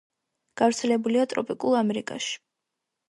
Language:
Georgian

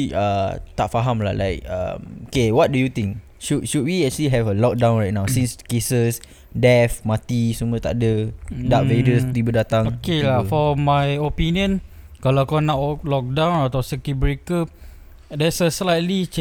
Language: Malay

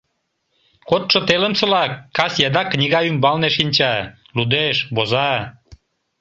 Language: Mari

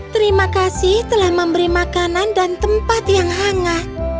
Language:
Indonesian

